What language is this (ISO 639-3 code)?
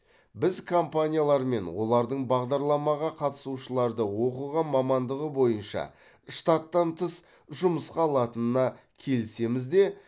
kaz